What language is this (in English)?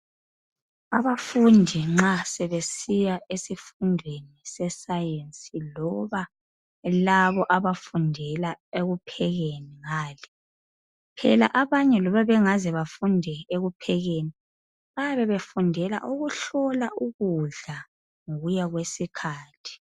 North Ndebele